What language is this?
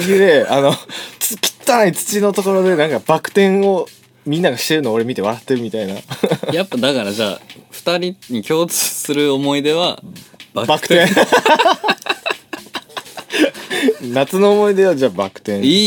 Japanese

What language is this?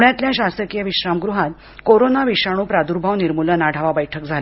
Marathi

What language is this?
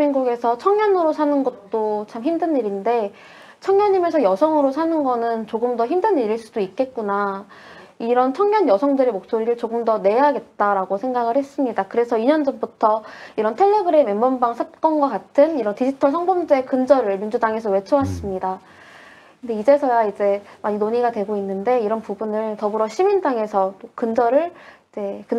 Korean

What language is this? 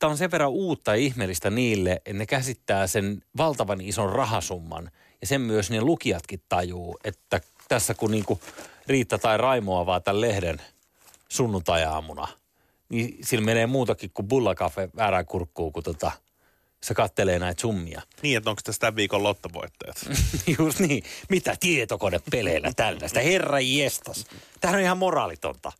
Finnish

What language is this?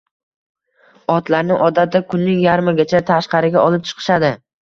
Uzbek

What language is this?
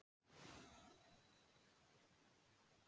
Icelandic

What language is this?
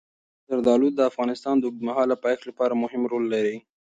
Pashto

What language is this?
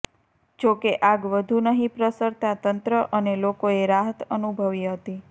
Gujarati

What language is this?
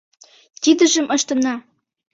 Mari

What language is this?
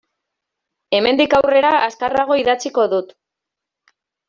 Basque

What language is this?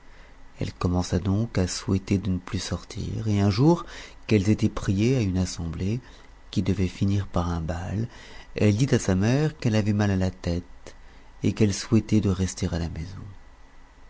French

